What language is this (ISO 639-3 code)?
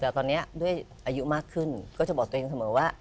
tha